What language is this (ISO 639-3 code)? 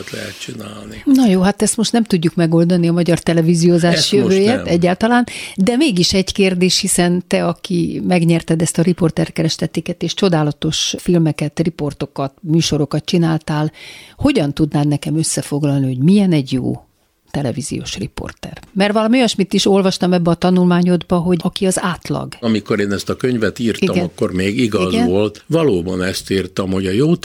hun